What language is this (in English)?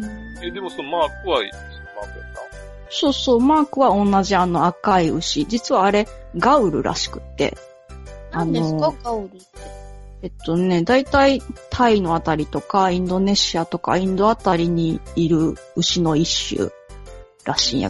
Japanese